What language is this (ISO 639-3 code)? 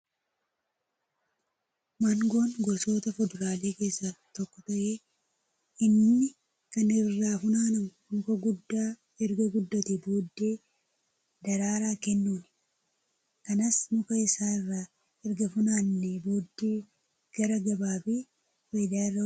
orm